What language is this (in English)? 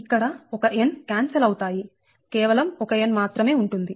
Telugu